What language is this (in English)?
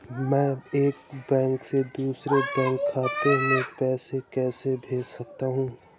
Hindi